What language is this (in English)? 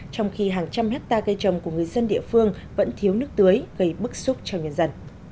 Vietnamese